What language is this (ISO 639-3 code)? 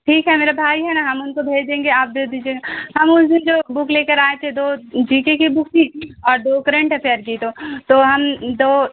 urd